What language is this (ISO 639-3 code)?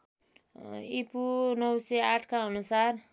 nep